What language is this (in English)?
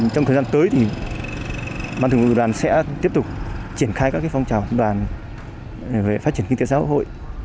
Vietnamese